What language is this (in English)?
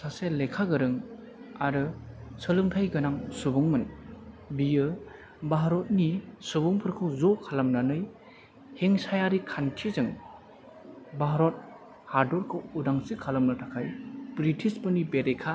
Bodo